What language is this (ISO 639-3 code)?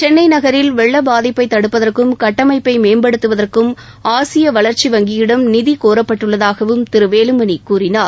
tam